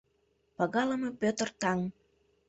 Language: Mari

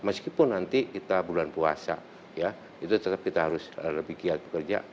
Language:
Indonesian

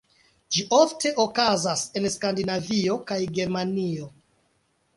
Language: Esperanto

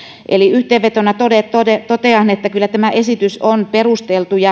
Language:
Finnish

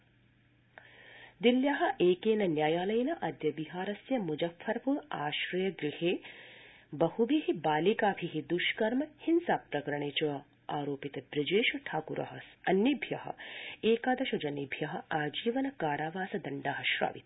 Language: Sanskrit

